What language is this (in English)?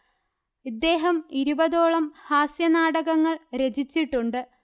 Malayalam